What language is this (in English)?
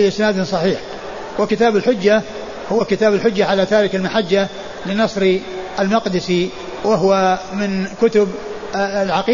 Arabic